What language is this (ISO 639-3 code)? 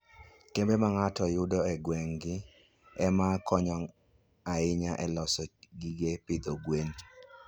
luo